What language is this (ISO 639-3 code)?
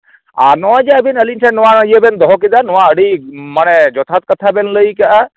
sat